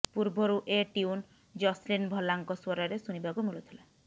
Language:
Odia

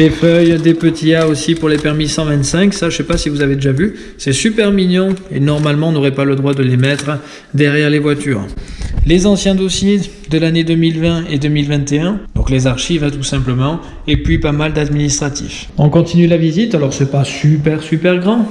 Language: French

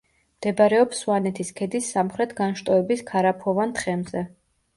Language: Georgian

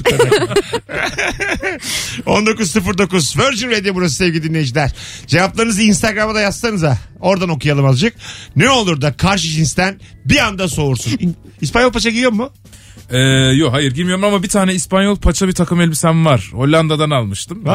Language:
Turkish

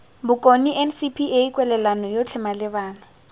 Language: Tswana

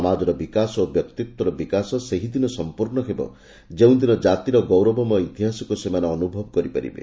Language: Odia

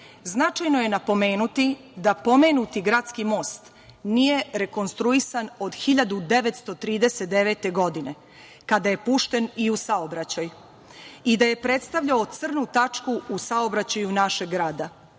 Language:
Serbian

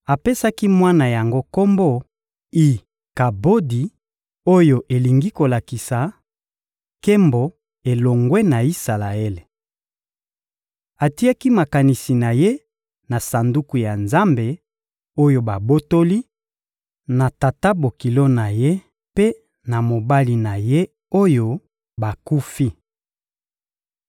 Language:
Lingala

